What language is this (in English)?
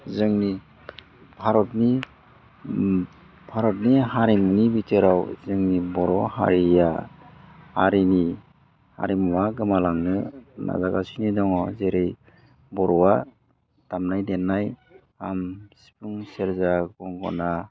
Bodo